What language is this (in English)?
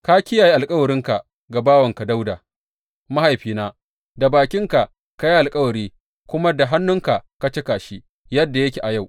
Hausa